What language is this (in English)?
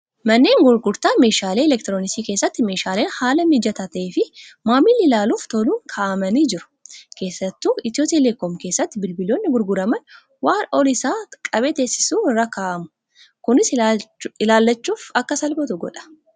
Oromo